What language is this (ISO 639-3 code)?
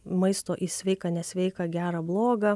lit